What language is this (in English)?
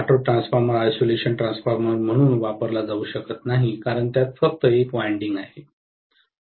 Marathi